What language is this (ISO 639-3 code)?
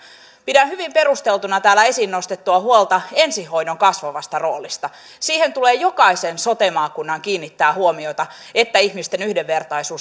fin